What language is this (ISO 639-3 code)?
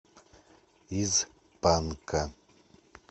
rus